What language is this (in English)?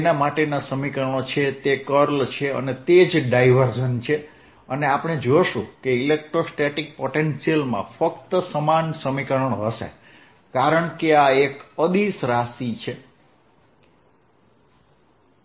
Gujarati